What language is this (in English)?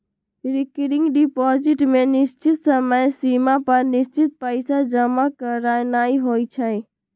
Magahi